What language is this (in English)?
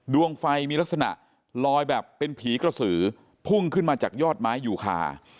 Thai